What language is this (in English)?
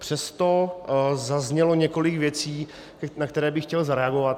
Czech